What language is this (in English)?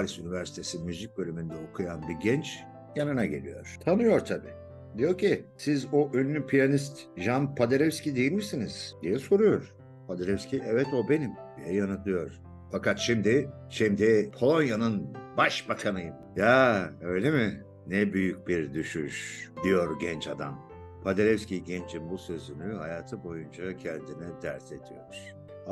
Turkish